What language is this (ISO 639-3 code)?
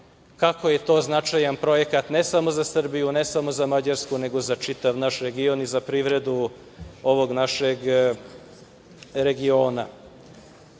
srp